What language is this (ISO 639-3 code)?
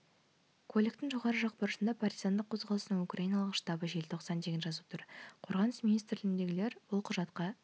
kaz